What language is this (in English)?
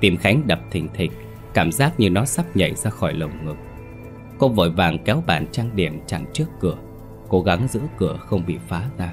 Vietnamese